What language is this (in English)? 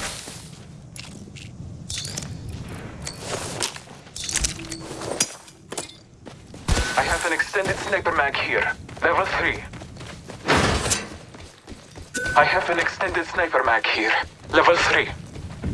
English